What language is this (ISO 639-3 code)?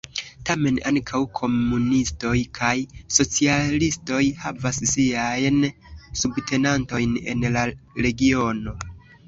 epo